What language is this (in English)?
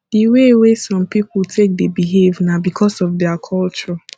Nigerian Pidgin